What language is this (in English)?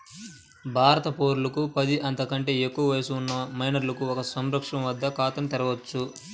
Telugu